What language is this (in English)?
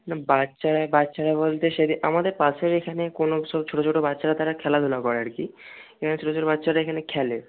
Bangla